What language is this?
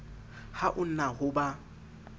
Southern Sotho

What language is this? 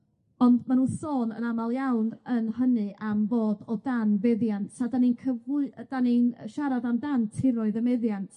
Welsh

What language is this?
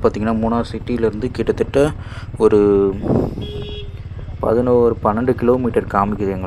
Indonesian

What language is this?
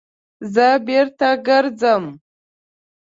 Pashto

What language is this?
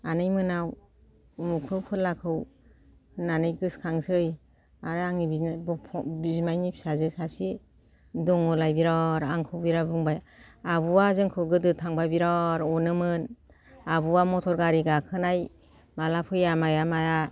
Bodo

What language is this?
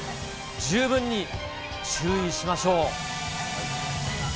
Japanese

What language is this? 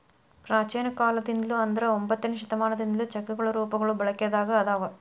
Kannada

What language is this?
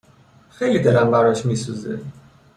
Persian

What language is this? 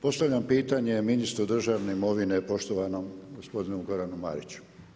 Croatian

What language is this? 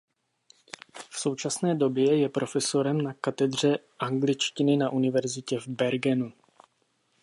Czech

